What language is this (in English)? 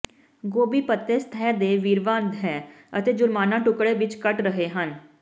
Punjabi